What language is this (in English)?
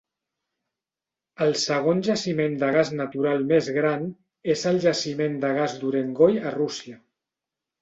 Catalan